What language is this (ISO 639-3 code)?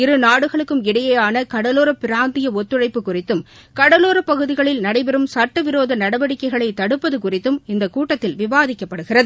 tam